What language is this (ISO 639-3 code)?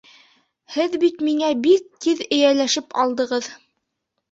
bak